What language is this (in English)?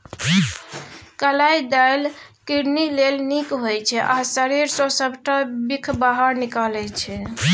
Maithili